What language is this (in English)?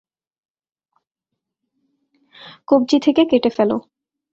Bangla